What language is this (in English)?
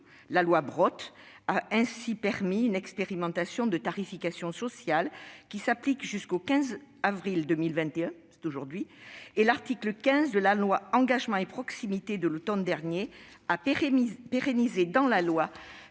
French